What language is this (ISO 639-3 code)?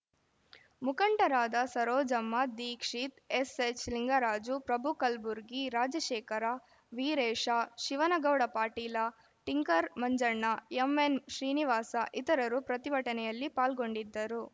kan